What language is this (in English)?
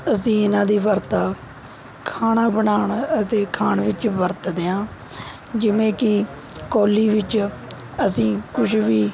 Punjabi